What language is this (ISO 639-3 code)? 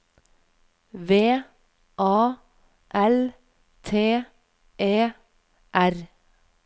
nor